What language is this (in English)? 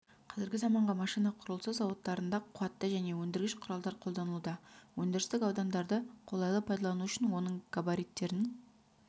Kazakh